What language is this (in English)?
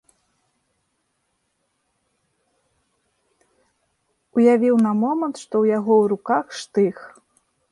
Belarusian